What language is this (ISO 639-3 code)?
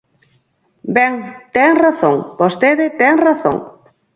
glg